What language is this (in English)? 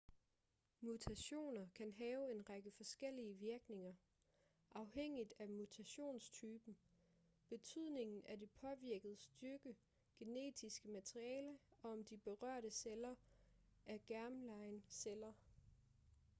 Danish